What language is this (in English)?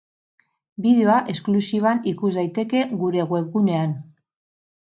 Basque